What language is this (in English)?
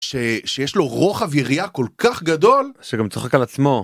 Hebrew